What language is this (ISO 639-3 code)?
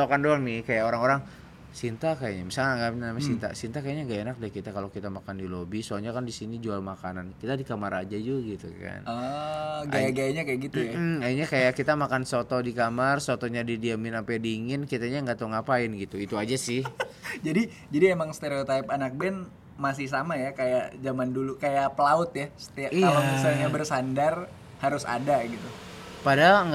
ind